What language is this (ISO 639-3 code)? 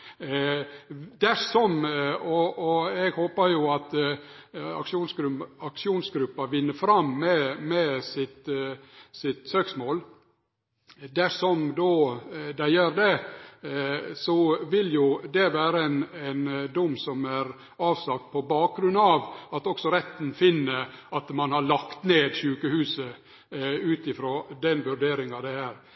nno